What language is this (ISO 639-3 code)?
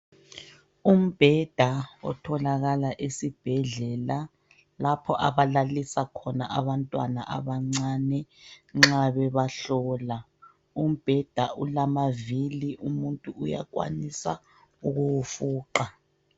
nde